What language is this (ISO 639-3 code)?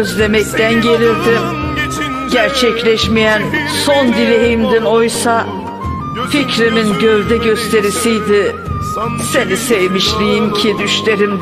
tur